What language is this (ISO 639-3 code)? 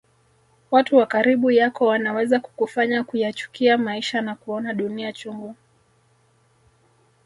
swa